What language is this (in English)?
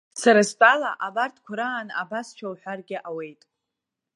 Abkhazian